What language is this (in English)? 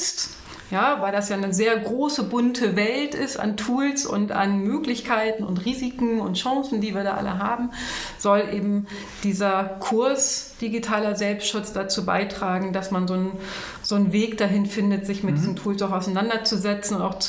German